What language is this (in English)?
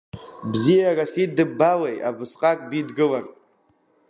Abkhazian